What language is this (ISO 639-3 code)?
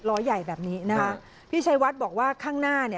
tha